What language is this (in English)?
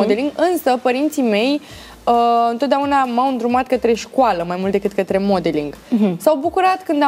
Romanian